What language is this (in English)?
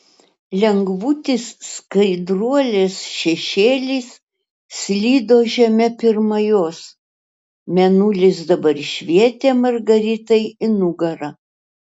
Lithuanian